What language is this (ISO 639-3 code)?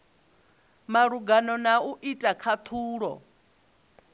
ven